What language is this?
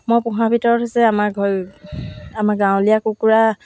Assamese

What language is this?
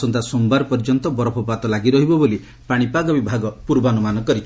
Odia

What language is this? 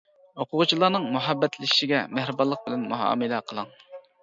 Uyghur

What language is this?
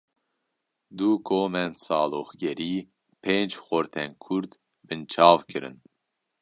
Kurdish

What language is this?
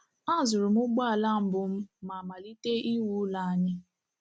Igbo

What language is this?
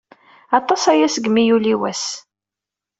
Kabyle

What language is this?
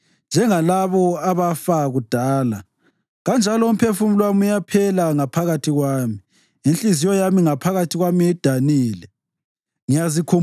North Ndebele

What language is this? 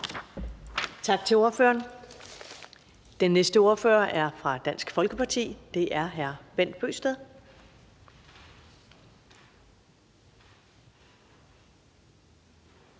Danish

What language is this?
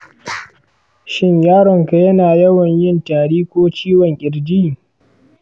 Hausa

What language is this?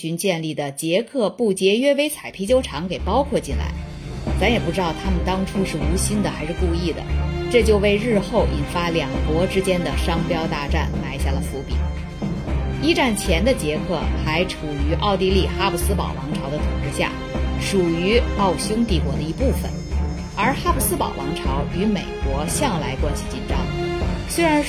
Chinese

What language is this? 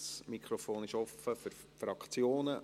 Swiss German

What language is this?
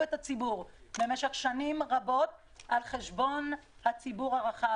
Hebrew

